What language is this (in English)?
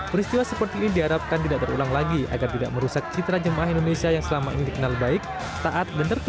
Indonesian